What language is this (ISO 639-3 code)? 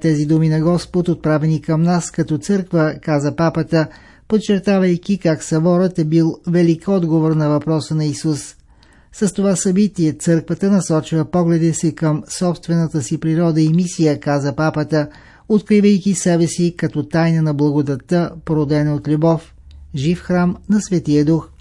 bul